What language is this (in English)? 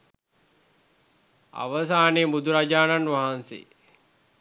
Sinhala